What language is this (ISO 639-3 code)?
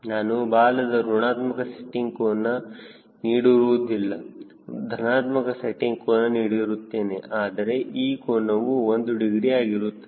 kan